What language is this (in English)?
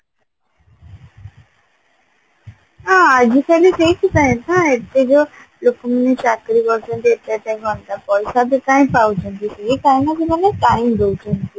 Odia